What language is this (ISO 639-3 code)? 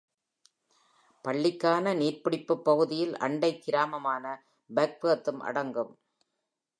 tam